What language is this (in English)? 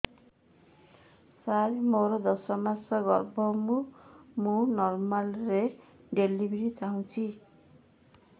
Odia